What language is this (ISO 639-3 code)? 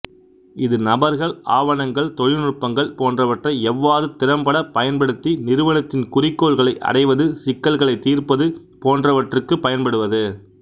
tam